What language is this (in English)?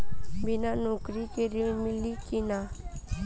Bhojpuri